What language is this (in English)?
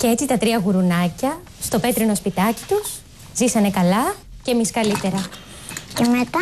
Greek